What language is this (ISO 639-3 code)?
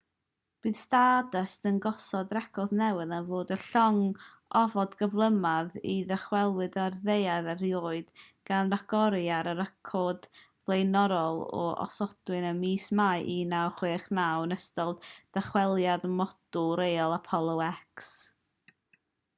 cym